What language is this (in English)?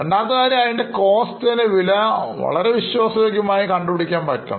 Malayalam